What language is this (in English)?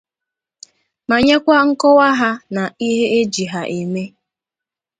Igbo